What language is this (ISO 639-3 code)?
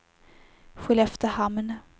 swe